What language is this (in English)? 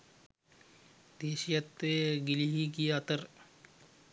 Sinhala